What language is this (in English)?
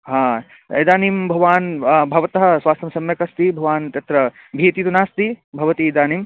Sanskrit